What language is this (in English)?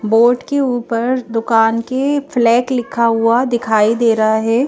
Hindi